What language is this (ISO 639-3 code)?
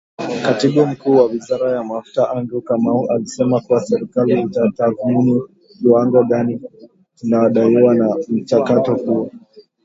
swa